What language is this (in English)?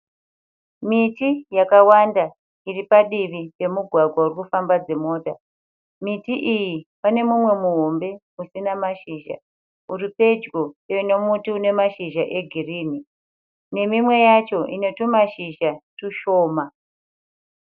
Shona